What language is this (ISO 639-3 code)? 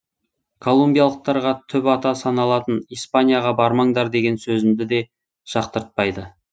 kaz